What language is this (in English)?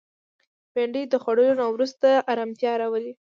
Pashto